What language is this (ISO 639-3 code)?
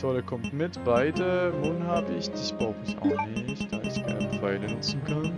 deu